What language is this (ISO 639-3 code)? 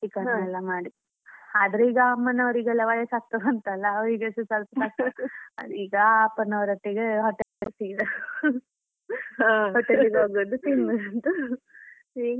kan